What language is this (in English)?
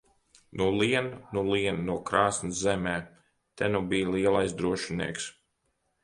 Latvian